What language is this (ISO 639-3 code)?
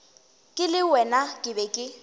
nso